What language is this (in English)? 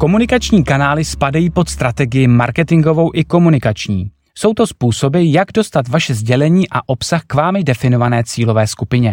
Czech